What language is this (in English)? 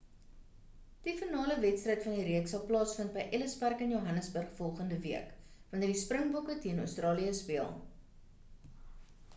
Afrikaans